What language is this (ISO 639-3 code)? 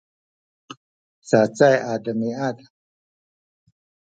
szy